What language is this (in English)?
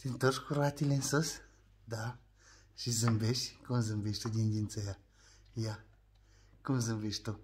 Romanian